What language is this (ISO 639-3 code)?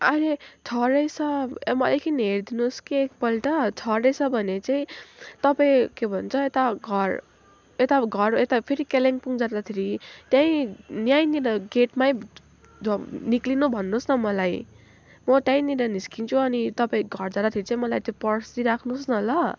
nep